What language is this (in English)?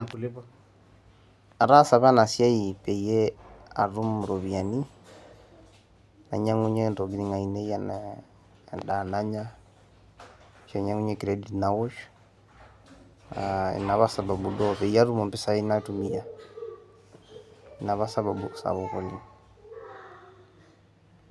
Masai